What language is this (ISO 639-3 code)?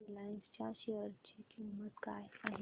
mar